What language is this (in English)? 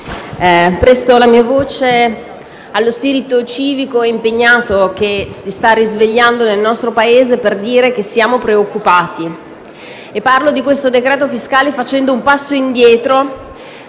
Italian